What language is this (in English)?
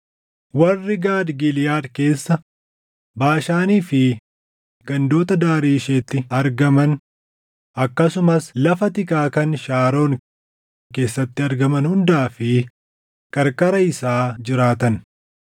Oromo